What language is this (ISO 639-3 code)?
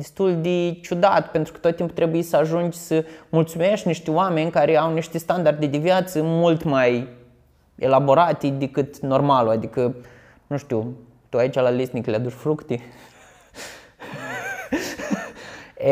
ron